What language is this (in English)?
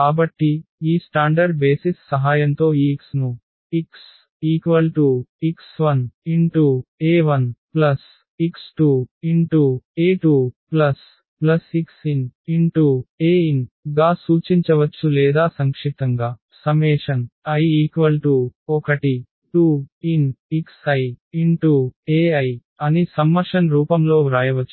Telugu